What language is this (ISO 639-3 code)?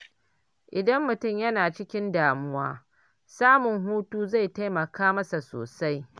hau